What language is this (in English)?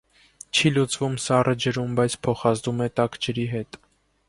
Armenian